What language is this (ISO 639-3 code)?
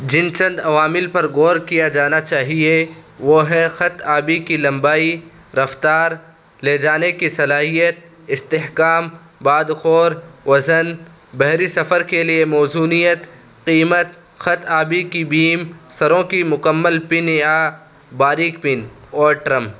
urd